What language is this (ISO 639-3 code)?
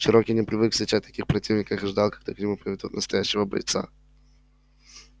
rus